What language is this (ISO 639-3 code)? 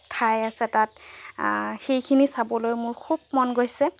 asm